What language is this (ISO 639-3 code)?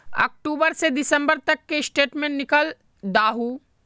mag